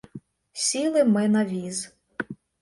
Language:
Ukrainian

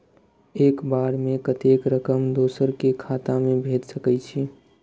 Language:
Maithili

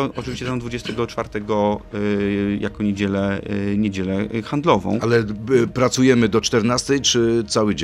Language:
Polish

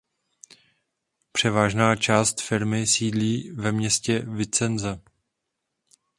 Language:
Czech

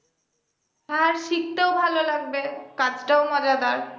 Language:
Bangla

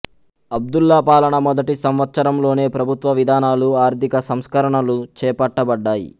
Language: Telugu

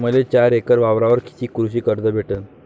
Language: Marathi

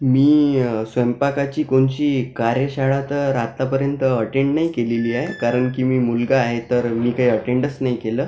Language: Marathi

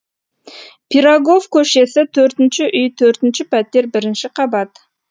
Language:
Kazakh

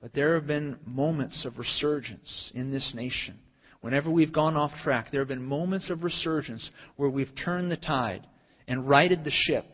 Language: English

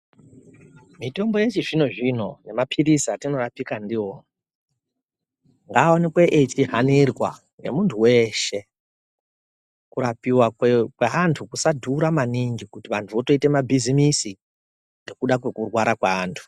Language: Ndau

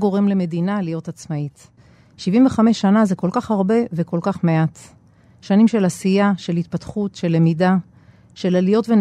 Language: Hebrew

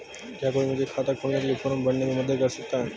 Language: Hindi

